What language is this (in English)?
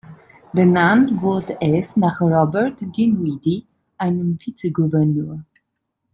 German